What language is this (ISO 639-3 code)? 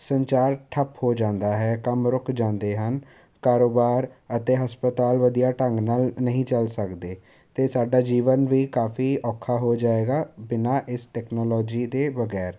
pan